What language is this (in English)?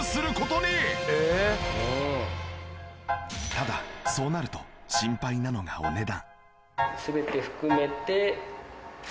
Japanese